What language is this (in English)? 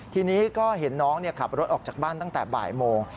Thai